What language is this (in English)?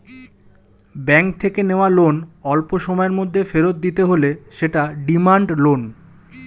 Bangla